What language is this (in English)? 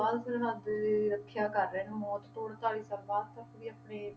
Punjabi